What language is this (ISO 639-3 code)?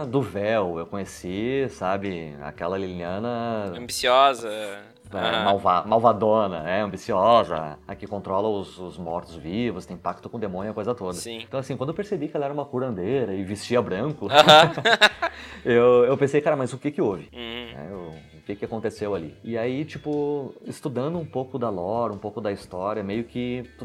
por